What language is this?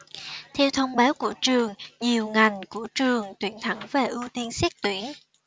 Vietnamese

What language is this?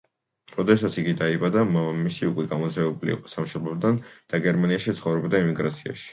Georgian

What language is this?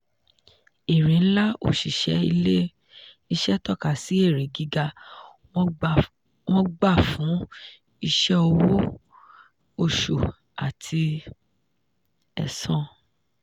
Yoruba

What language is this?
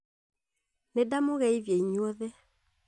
Kikuyu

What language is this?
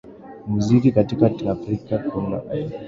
Swahili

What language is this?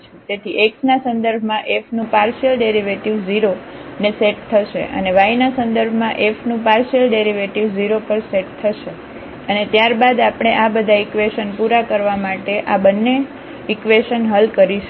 Gujarati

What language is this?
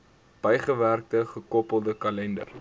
Afrikaans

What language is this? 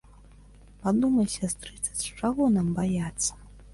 Belarusian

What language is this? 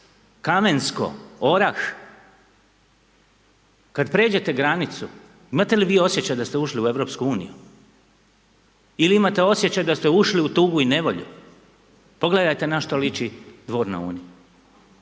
Croatian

